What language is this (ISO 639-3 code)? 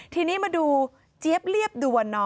tha